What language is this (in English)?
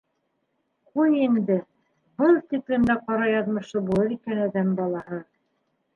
Bashkir